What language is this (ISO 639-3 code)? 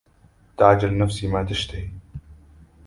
ara